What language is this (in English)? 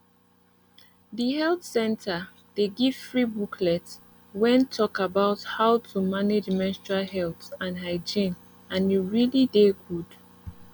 Nigerian Pidgin